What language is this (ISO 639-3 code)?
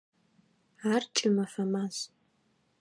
ady